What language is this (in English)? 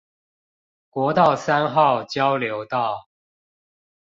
Chinese